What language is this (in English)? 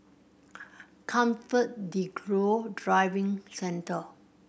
English